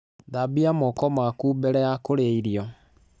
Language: Kikuyu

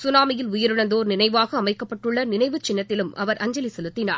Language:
Tamil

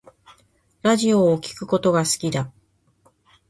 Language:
Japanese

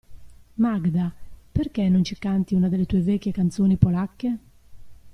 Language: Italian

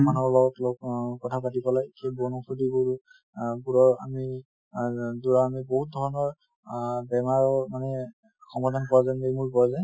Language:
Assamese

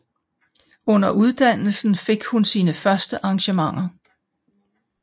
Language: Danish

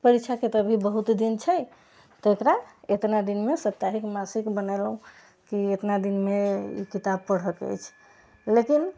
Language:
Maithili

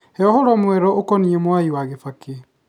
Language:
Kikuyu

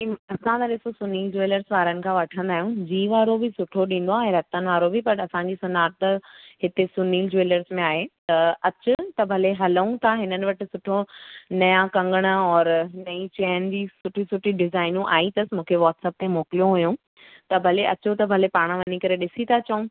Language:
Sindhi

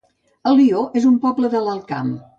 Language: Catalan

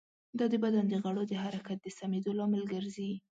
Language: Pashto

